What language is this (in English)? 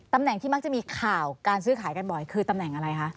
Thai